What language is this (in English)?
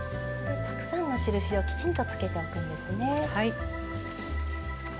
Japanese